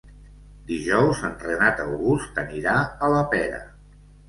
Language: Catalan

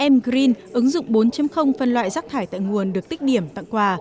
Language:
Vietnamese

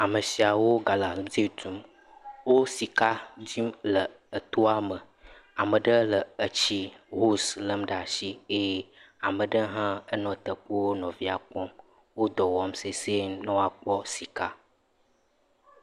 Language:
Ewe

